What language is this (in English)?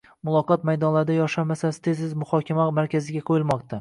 Uzbek